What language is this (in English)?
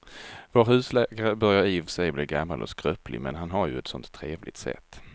Swedish